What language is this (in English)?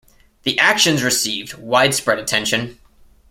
English